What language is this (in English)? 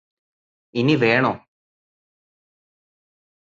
Malayalam